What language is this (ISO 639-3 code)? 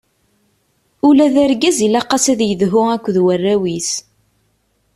kab